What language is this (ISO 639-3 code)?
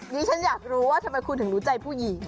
tha